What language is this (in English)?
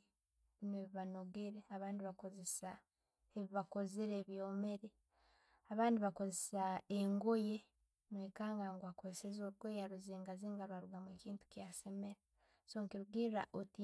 Tooro